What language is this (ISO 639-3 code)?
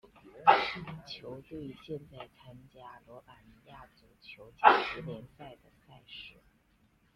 zho